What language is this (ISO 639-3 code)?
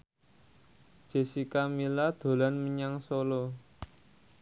jav